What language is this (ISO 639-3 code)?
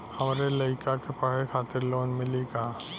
bho